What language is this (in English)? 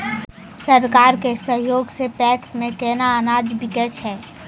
Maithili